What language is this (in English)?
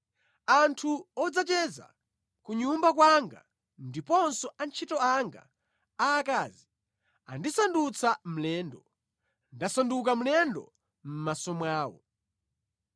Nyanja